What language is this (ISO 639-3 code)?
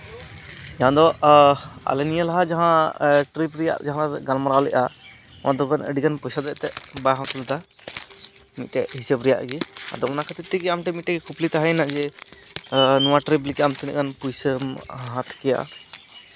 sat